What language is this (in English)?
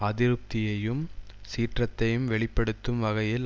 Tamil